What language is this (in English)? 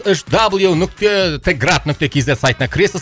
Kazakh